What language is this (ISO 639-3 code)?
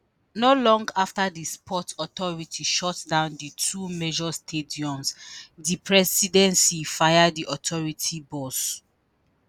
pcm